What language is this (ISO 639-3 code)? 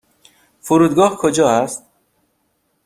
fas